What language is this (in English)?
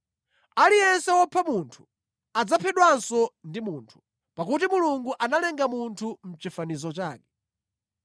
Nyanja